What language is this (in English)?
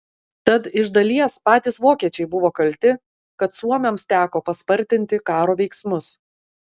Lithuanian